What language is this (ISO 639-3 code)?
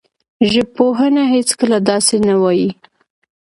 pus